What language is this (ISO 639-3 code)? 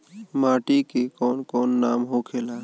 bho